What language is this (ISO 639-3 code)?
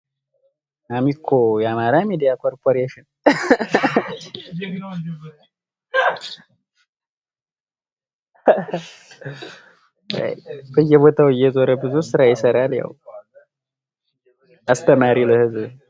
amh